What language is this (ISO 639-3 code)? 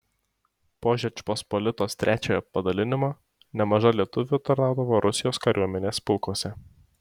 lit